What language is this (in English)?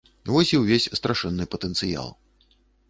Belarusian